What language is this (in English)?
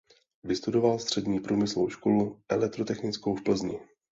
Czech